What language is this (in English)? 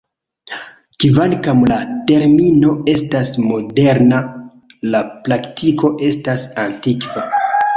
Esperanto